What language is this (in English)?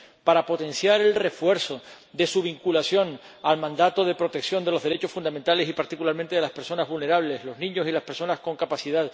Spanish